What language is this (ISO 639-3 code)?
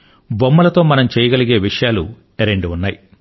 tel